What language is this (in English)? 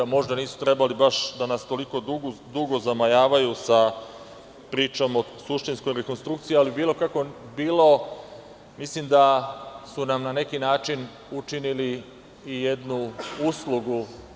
Serbian